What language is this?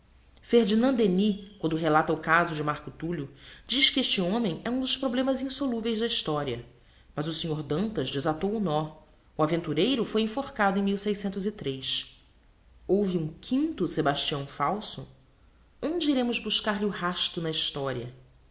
Portuguese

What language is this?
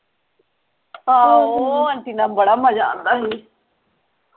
Punjabi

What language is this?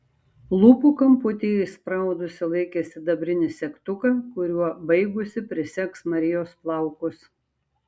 Lithuanian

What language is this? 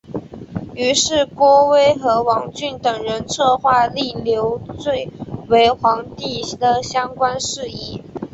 Chinese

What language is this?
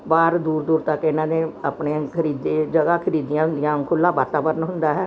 Punjabi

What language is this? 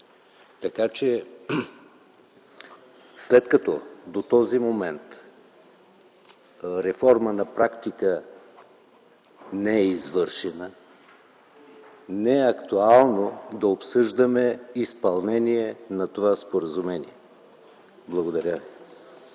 Bulgarian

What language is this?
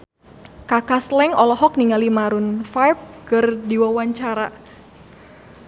Sundanese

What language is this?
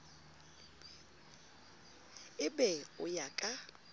Southern Sotho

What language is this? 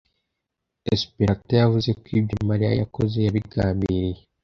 Kinyarwanda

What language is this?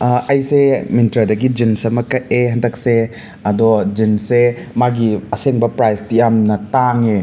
Manipuri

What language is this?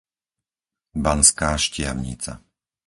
Slovak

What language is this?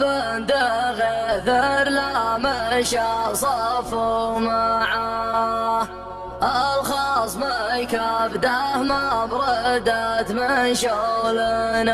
Arabic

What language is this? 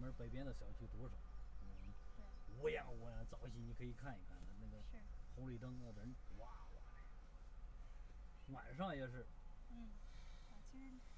Chinese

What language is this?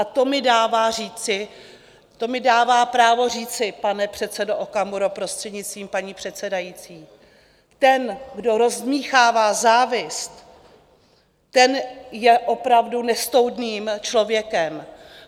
Czech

